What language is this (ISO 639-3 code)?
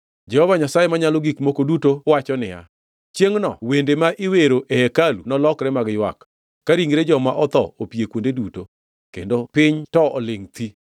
luo